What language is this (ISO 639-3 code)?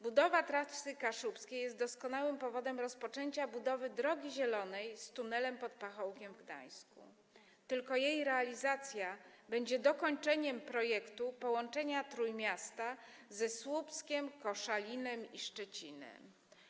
pol